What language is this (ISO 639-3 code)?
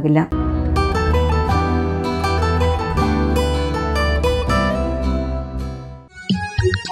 mal